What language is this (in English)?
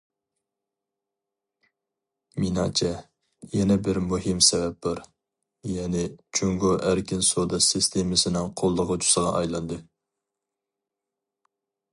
Uyghur